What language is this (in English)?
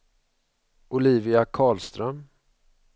Swedish